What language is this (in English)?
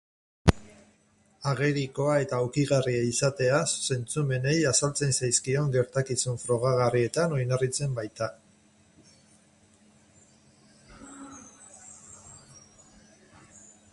Basque